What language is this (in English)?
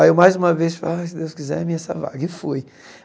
Portuguese